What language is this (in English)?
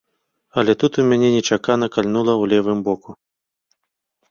Belarusian